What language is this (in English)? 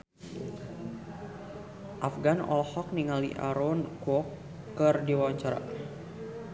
Sundanese